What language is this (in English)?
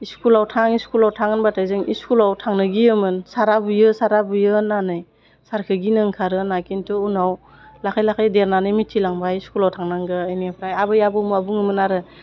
Bodo